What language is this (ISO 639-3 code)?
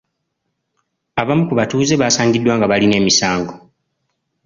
lug